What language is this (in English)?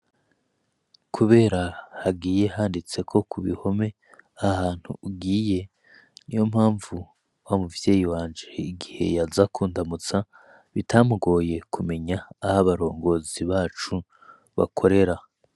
Rundi